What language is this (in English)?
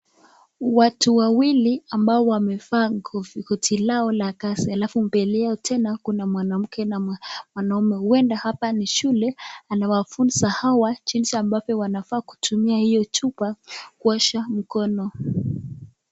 Swahili